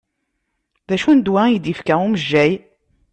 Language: Kabyle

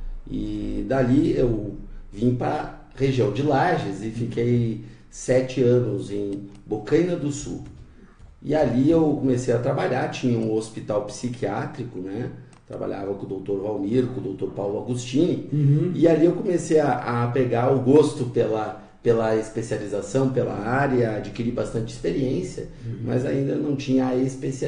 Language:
Portuguese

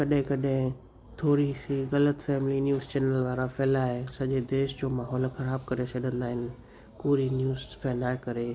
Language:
Sindhi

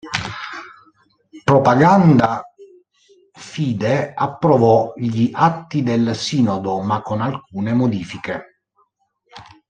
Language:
Italian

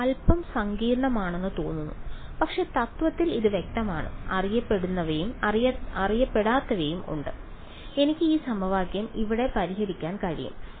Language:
Malayalam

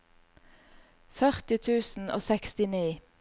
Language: Norwegian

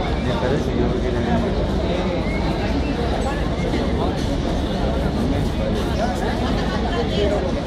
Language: Spanish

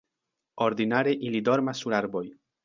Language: Esperanto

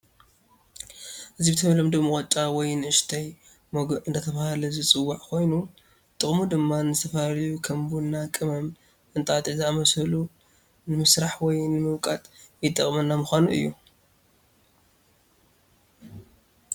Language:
Tigrinya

